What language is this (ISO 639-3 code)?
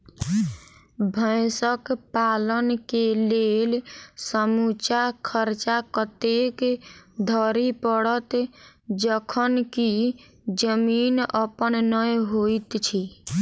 mai